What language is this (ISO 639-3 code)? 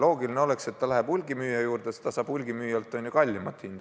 est